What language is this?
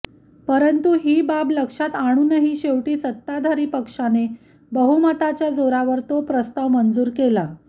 Marathi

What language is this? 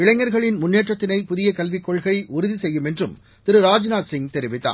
Tamil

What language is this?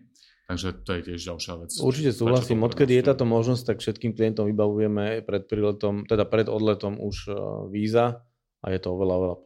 Slovak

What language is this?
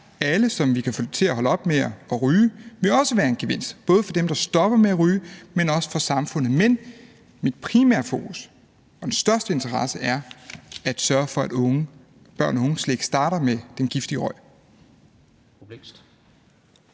Danish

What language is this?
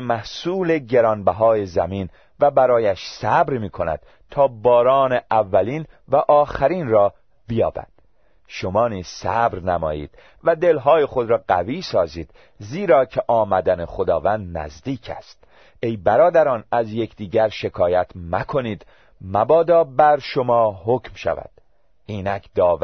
Persian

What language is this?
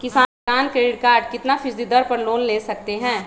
Magahi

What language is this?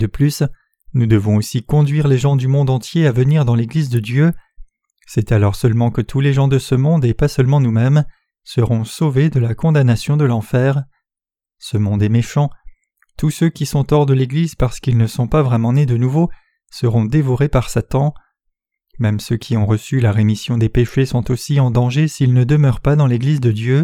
French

